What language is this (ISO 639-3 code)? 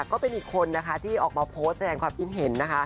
tha